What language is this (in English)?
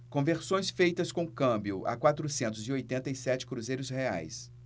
Portuguese